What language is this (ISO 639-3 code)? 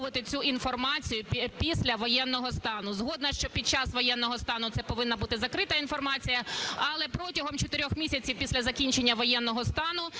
ukr